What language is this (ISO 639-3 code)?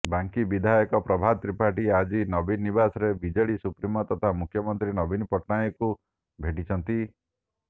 ori